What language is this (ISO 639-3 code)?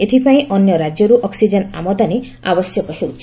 ori